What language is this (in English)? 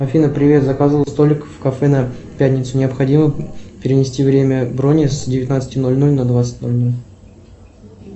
Russian